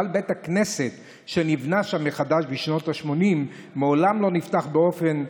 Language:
Hebrew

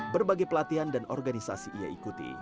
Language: Indonesian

